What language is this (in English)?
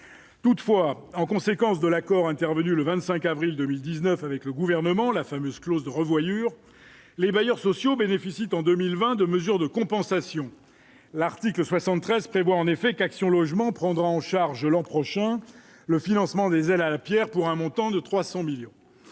French